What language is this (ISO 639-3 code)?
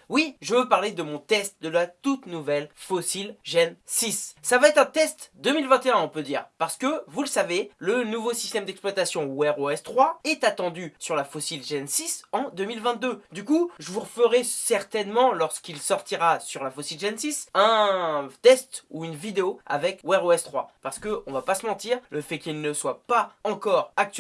fra